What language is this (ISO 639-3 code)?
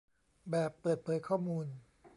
tha